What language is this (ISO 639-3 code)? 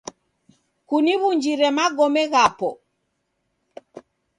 dav